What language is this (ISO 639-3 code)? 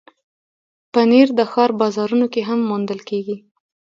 pus